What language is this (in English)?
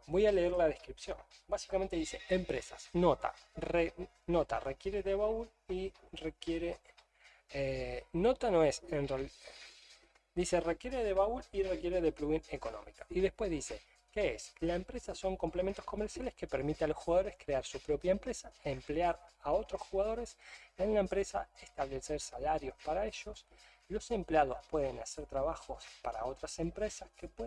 Spanish